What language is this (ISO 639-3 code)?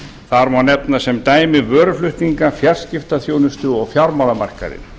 isl